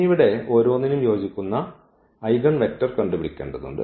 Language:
Malayalam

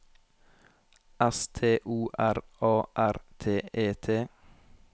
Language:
Norwegian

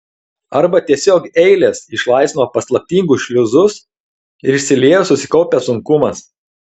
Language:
Lithuanian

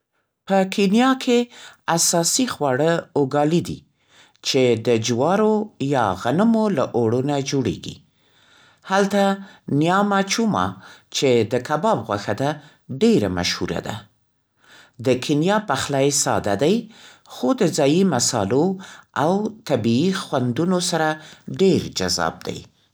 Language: Central Pashto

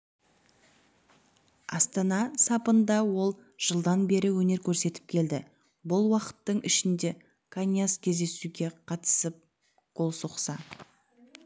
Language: Kazakh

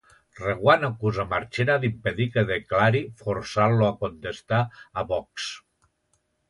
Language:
Catalan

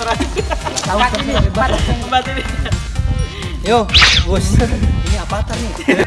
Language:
Indonesian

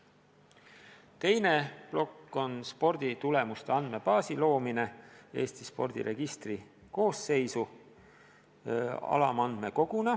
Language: Estonian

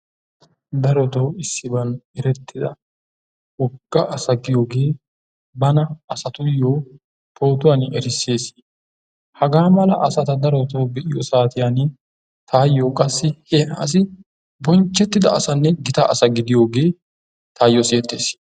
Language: Wolaytta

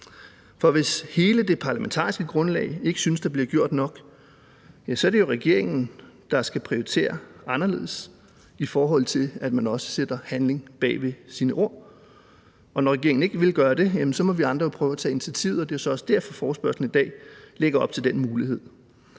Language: Danish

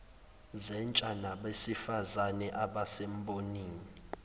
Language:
Zulu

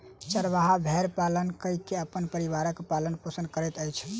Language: Maithili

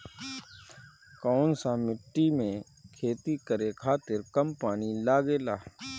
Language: Bhojpuri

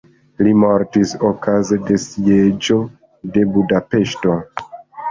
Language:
Esperanto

